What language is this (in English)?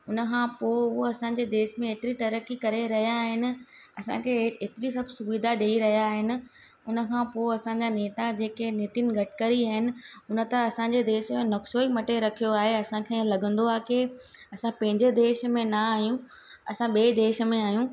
Sindhi